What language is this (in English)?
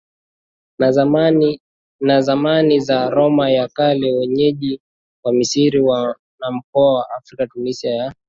Swahili